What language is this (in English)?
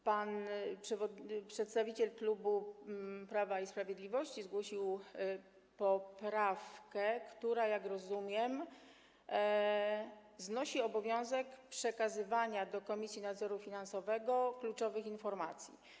Polish